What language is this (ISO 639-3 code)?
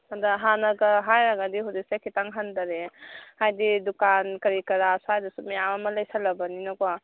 mni